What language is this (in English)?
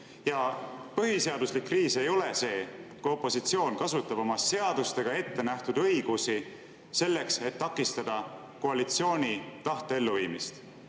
Estonian